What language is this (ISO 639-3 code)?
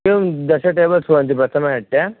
san